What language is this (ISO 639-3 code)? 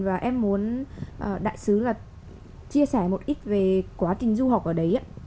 vie